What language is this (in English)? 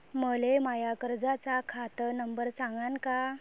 Marathi